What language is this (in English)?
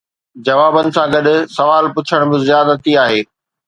Sindhi